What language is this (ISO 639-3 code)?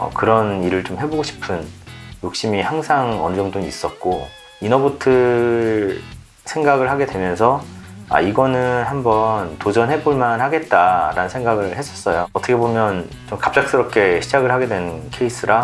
kor